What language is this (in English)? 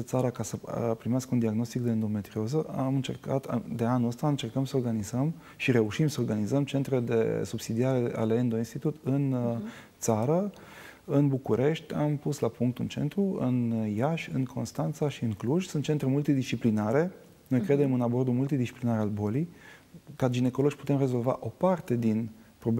Romanian